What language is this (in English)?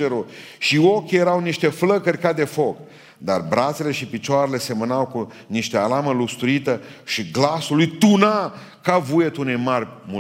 Romanian